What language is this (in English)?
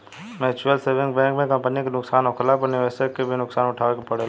Bhojpuri